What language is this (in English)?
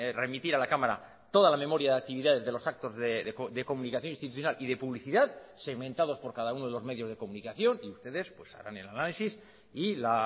Spanish